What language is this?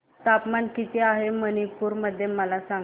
Marathi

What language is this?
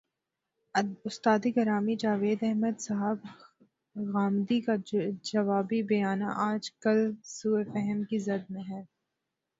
Urdu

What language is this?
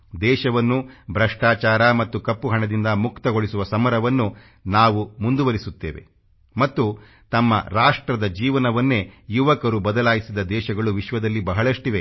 Kannada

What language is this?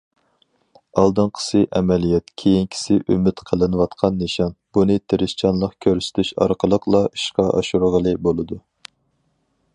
Uyghur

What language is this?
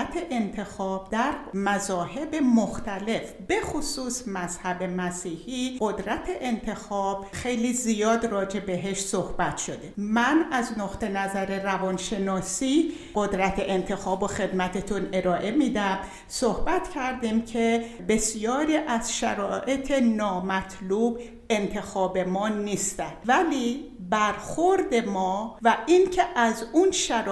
Persian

